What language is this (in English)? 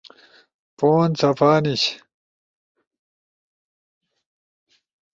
Ushojo